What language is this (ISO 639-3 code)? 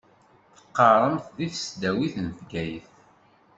kab